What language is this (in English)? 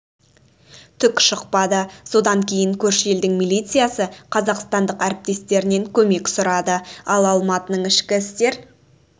Kazakh